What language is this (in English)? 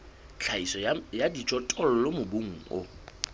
Southern Sotho